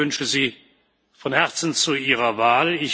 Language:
German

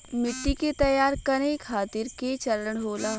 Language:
Bhojpuri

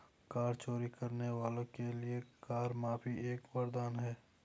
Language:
Hindi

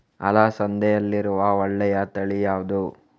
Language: Kannada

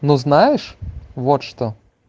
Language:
Russian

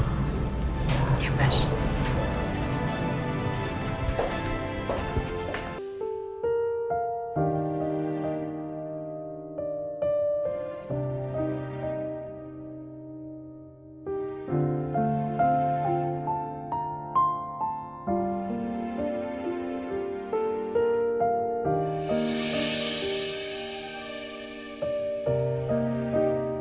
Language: Indonesian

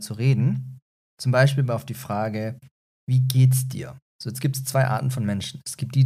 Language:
German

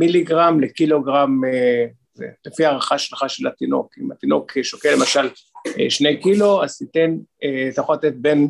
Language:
Hebrew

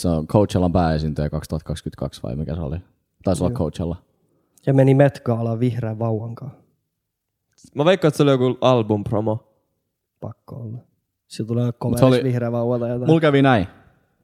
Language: Finnish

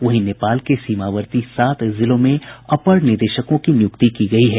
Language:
Hindi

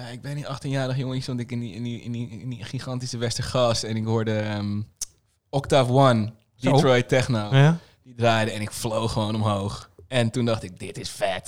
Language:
Dutch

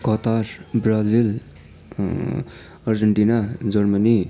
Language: Nepali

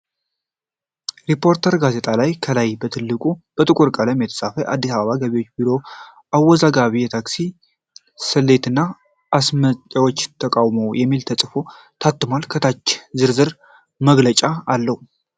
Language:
Amharic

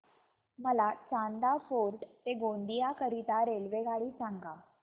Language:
Marathi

